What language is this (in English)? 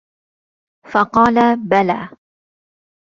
Arabic